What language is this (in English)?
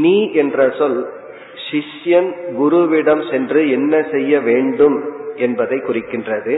Tamil